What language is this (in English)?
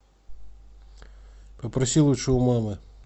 Russian